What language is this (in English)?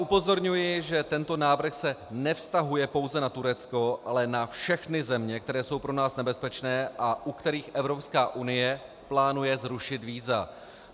Czech